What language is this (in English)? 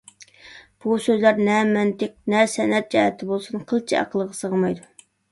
Uyghur